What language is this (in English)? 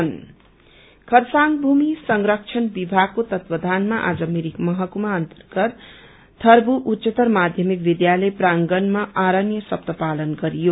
Nepali